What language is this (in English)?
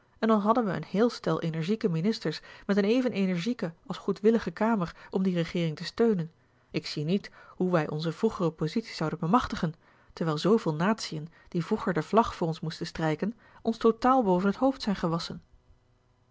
Dutch